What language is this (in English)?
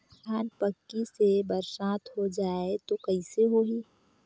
Chhattisgarhi